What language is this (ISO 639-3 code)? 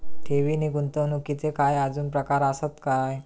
mar